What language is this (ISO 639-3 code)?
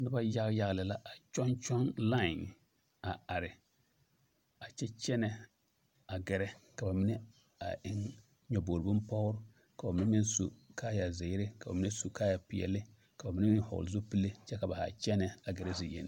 dga